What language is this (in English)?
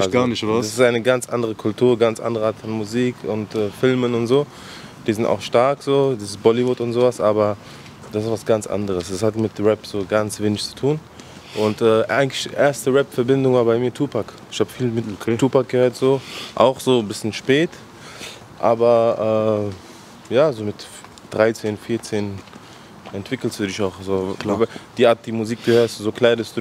German